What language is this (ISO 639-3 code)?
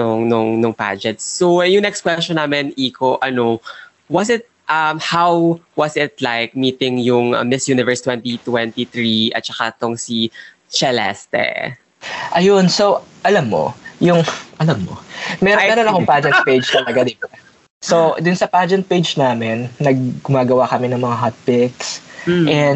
fil